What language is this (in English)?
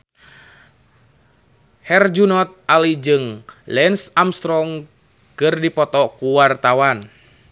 Sundanese